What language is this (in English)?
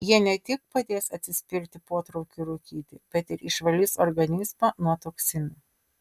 Lithuanian